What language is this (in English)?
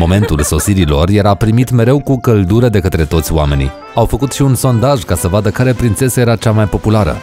Romanian